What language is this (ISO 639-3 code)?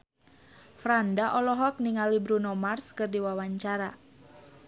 sun